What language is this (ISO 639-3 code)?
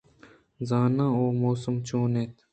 bgp